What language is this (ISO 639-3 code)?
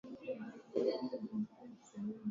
swa